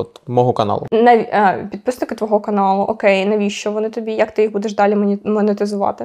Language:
Ukrainian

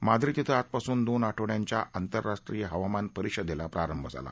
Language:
Marathi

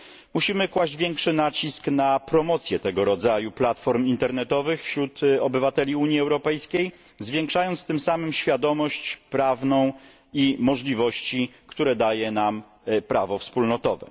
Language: Polish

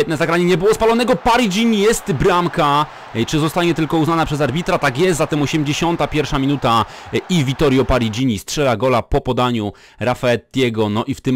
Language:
Polish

